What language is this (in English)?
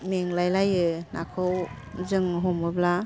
Bodo